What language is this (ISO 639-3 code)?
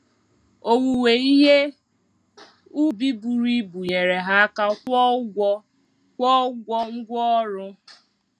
ibo